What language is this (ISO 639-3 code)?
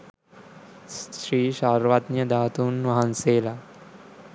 sin